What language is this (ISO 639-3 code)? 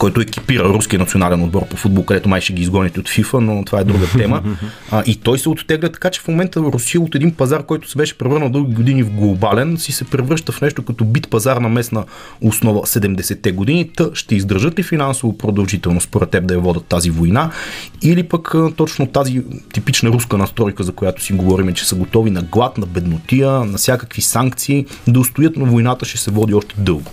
bul